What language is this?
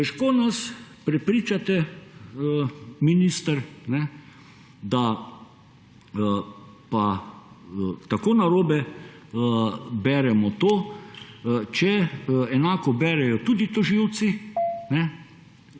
Slovenian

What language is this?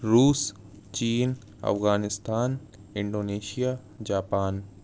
Urdu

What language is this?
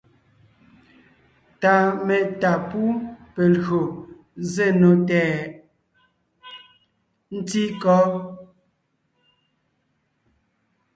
Ngiemboon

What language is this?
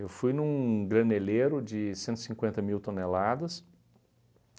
Portuguese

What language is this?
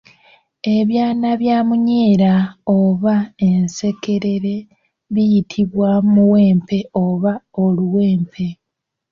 Ganda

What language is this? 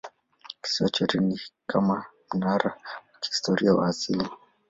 Swahili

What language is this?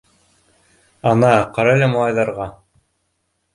Bashkir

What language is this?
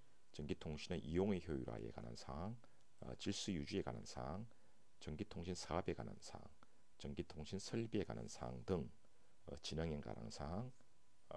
Korean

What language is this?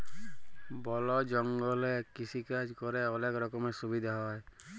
Bangla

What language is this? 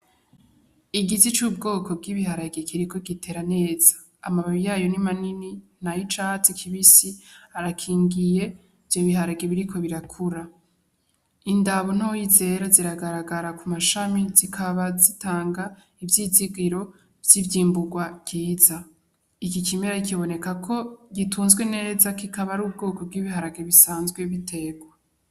Rundi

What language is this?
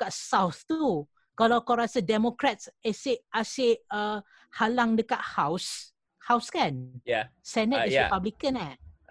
Malay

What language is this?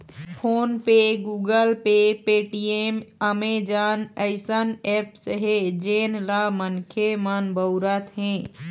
Chhattisgarhi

